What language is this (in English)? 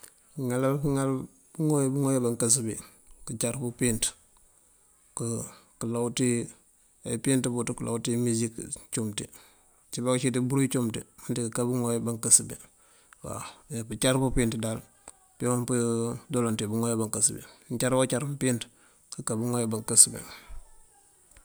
Mandjak